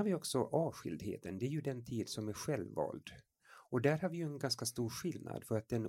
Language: Swedish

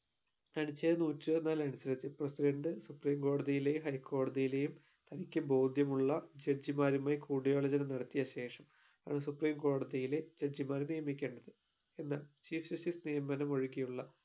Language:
Malayalam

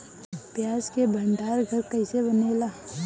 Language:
Bhojpuri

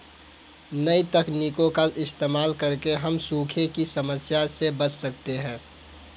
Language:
Hindi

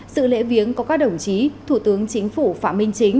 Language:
Vietnamese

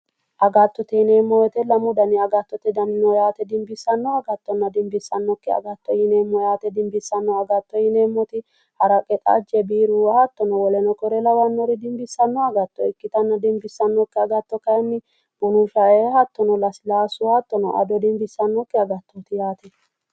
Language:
Sidamo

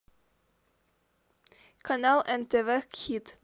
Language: Russian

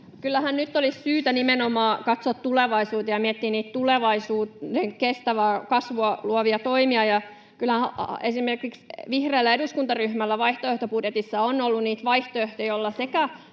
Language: Finnish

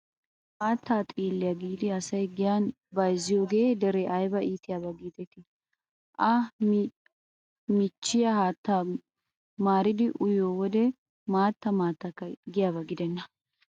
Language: Wolaytta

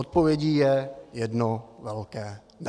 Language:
Czech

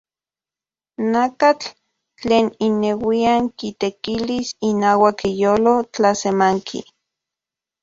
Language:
Central Puebla Nahuatl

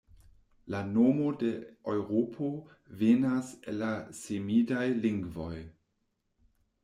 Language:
Esperanto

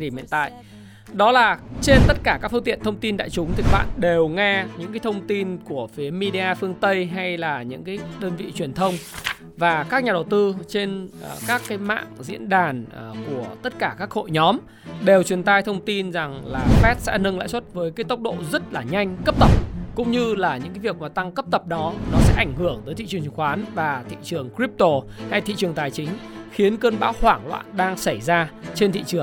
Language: Vietnamese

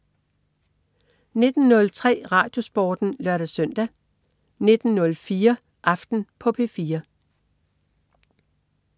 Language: Danish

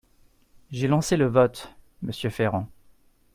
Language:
French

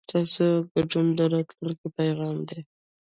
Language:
Pashto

